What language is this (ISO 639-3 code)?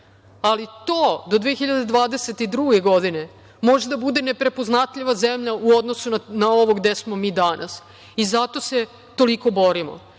srp